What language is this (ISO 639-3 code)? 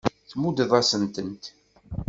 kab